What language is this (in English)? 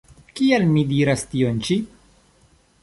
Esperanto